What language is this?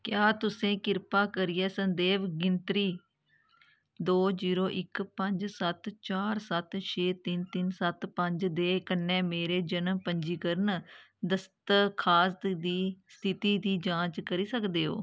Dogri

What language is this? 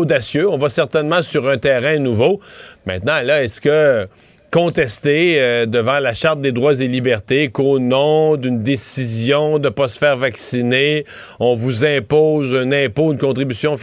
French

